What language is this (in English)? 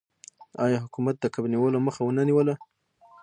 Pashto